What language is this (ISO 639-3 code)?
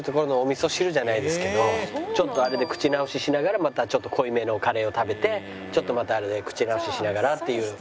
jpn